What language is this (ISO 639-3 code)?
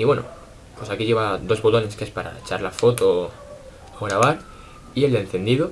spa